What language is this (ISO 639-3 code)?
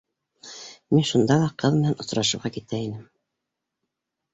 bak